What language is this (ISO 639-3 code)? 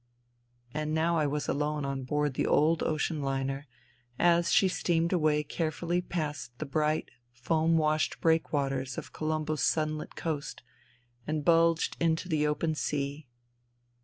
eng